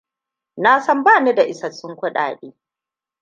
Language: Hausa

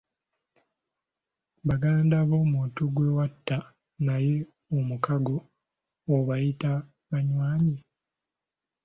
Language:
Ganda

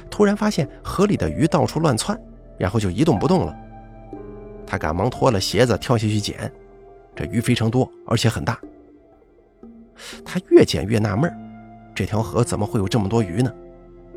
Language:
Chinese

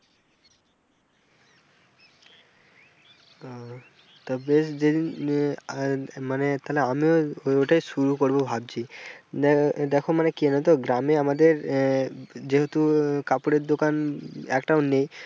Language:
Bangla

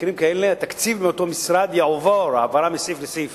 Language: Hebrew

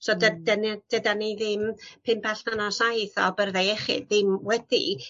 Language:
Welsh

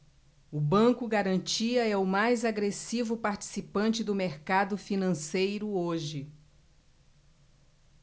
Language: Portuguese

